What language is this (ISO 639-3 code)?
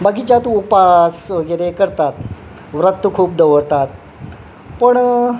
kok